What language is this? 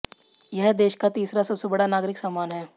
Hindi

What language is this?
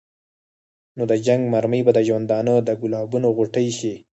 Pashto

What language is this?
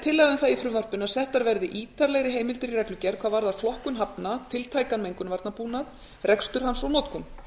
Icelandic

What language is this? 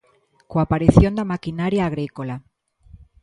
Galician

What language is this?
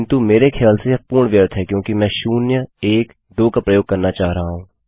Hindi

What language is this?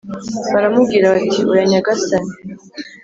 Kinyarwanda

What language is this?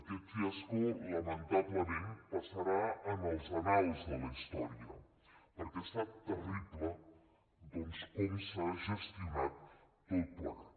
Catalan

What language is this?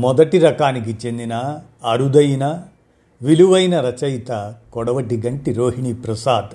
Telugu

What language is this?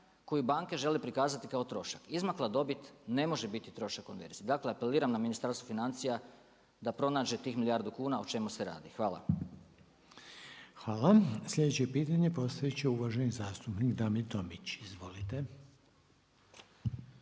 Croatian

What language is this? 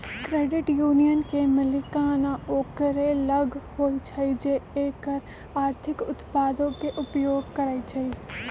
Magahi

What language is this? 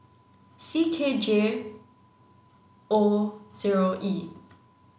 English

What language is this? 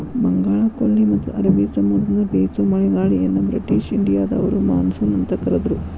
Kannada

